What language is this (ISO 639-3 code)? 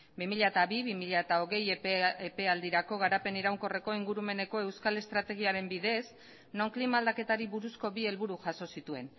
eus